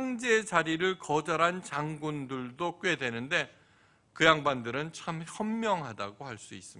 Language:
Korean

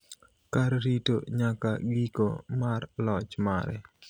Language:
Luo (Kenya and Tanzania)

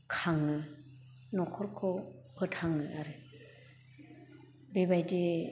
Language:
Bodo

